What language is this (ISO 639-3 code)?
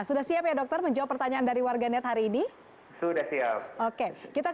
ind